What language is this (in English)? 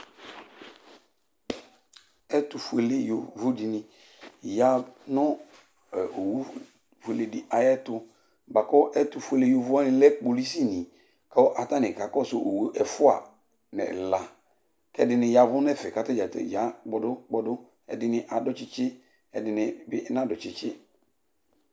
Ikposo